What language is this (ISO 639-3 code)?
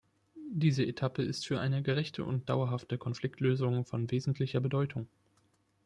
deu